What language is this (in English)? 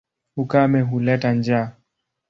Swahili